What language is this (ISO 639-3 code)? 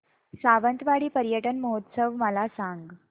mar